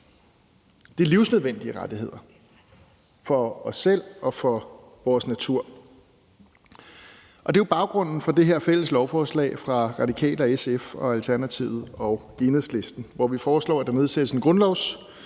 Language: Danish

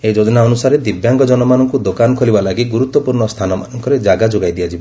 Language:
Odia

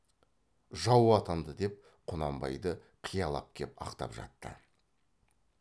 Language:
Kazakh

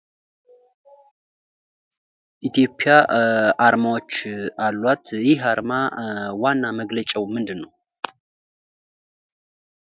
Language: Amharic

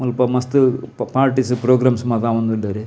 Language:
Tulu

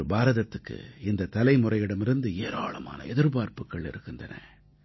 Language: Tamil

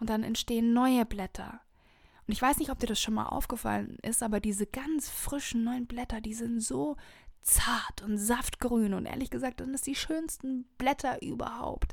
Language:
German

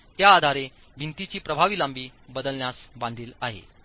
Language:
Marathi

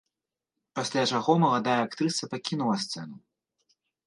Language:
Belarusian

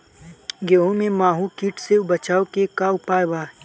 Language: Bhojpuri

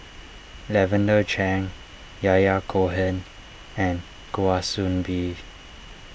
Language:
English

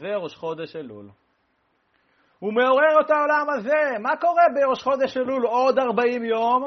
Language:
Hebrew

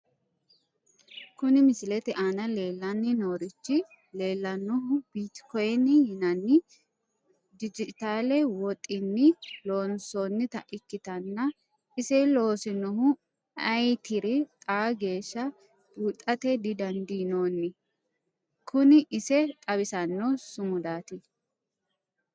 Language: Sidamo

